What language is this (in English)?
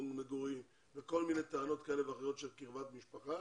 Hebrew